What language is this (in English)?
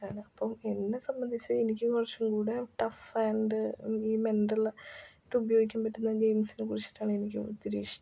Malayalam